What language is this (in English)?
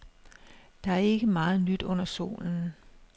Danish